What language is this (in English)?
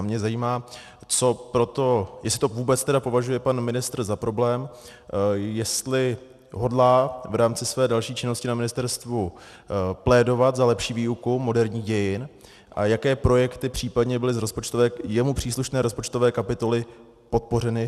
Czech